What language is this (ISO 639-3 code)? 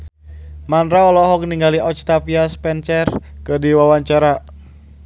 sun